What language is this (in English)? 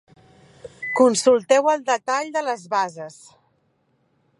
Catalan